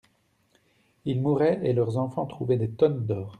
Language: French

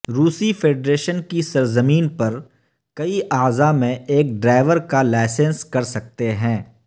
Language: Urdu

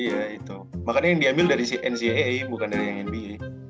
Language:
Indonesian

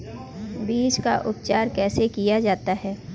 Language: Hindi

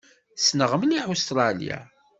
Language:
Kabyle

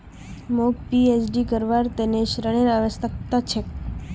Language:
Magahi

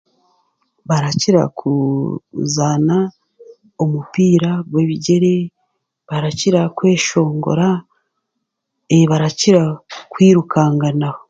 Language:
Chiga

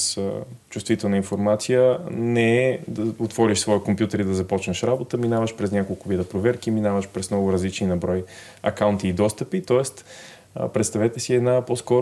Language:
Bulgarian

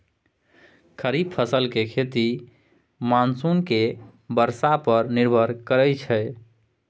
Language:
Maithili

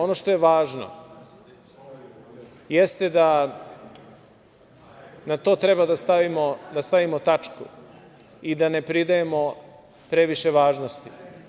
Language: Serbian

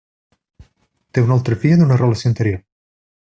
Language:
Catalan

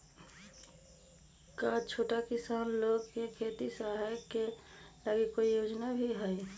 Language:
Magahi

